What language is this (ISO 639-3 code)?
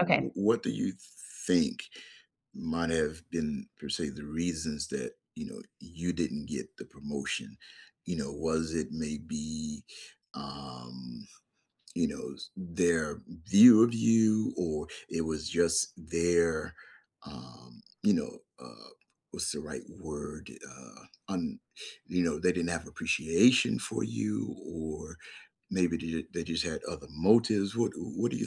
eng